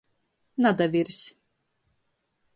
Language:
Latgalian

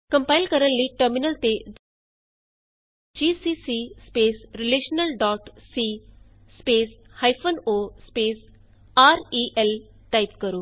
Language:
Punjabi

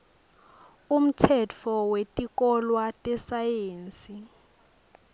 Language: Swati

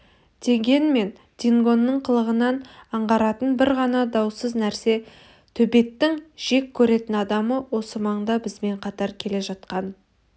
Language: Kazakh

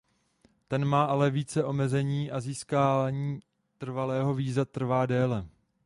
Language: Czech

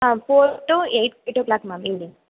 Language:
Tamil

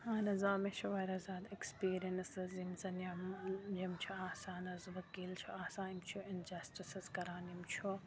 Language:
Kashmiri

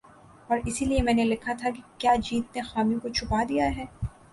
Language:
Urdu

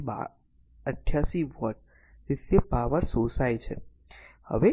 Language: Gujarati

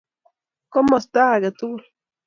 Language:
Kalenjin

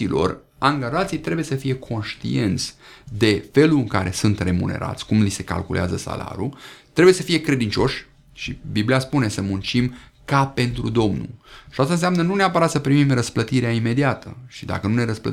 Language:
Romanian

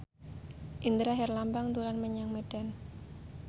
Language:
Javanese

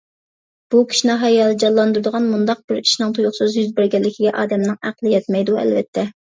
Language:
Uyghur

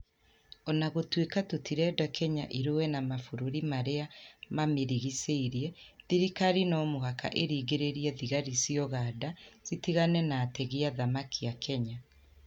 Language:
Kikuyu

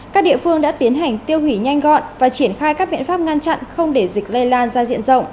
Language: Vietnamese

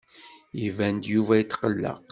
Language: Kabyle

